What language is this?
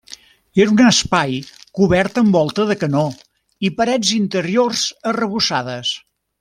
Catalan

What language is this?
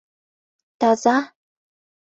Mari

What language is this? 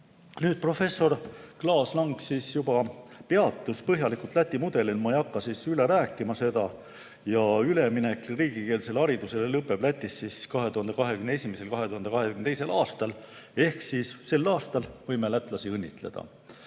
Estonian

